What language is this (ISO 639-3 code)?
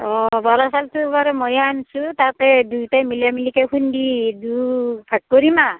asm